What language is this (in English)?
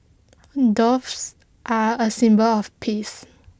English